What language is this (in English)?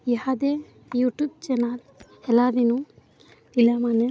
Odia